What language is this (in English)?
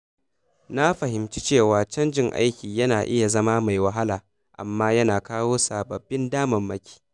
Hausa